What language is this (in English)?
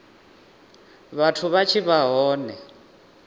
Venda